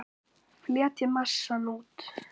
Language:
Icelandic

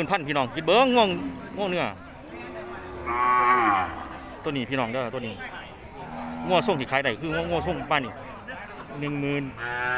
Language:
Thai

